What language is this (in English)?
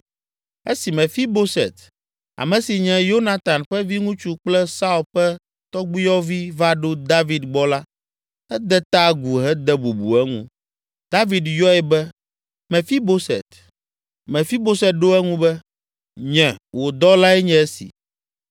Ewe